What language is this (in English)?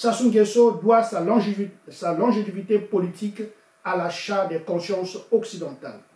French